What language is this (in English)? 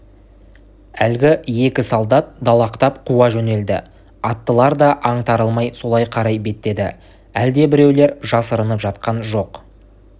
Kazakh